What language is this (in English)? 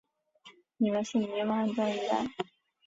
Chinese